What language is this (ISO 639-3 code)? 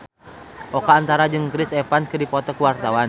sun